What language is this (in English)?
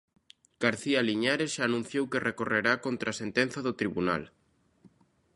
Galician